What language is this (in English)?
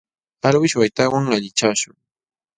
Jauja Wanca Quechua